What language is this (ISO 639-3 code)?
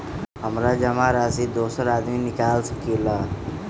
mag